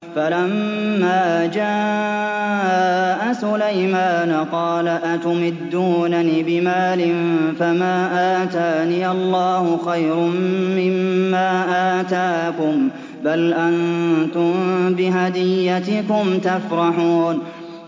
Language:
Arabic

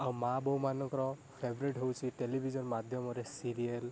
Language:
Odia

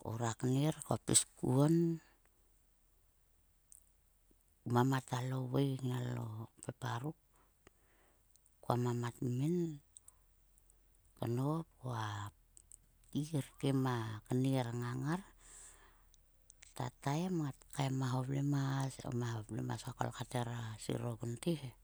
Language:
Sulka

